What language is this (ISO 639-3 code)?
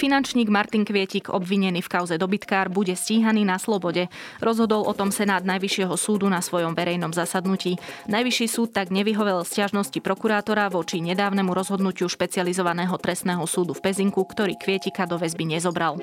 slk